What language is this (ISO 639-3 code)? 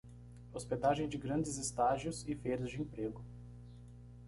por